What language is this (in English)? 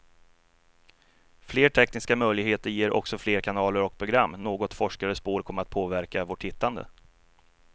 Swedish